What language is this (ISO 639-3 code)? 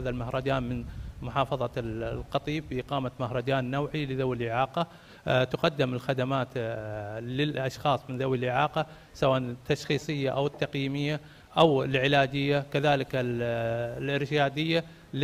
ara